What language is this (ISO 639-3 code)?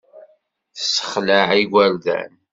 kab